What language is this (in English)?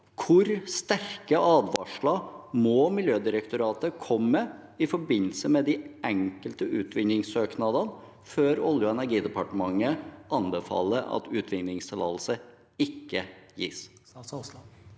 Norwegian